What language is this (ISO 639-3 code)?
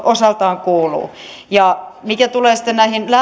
fin